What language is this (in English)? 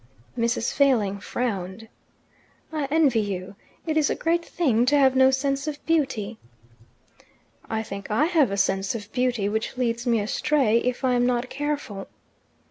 English